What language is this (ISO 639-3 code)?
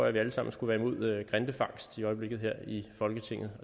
dan